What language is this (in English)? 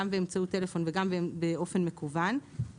Hebrew